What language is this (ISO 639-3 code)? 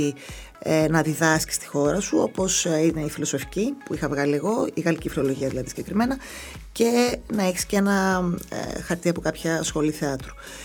ell